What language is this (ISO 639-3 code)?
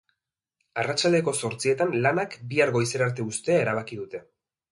eus